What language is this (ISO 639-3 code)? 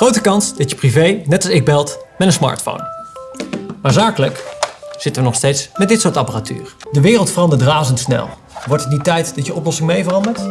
nld